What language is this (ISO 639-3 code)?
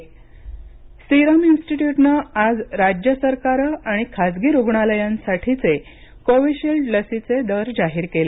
mar